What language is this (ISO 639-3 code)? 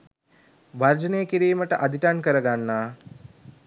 sin